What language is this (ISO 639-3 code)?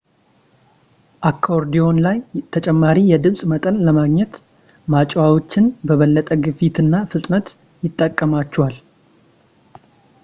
amh